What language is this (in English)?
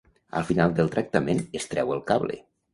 Catalan